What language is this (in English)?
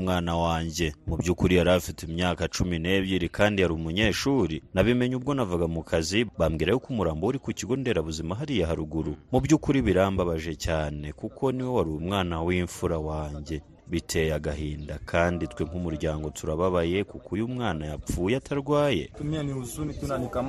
Swahili